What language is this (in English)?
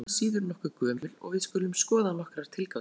Icelandic